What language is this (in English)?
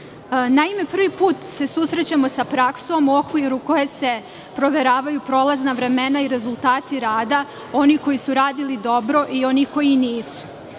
Serbian